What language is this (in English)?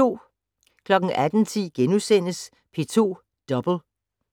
Danish